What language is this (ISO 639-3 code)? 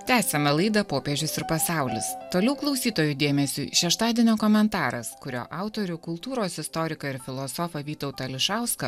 lit